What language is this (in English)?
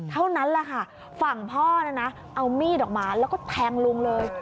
Thai